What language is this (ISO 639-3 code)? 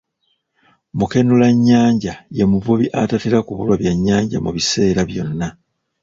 lug